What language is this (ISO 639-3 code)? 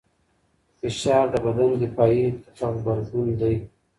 pus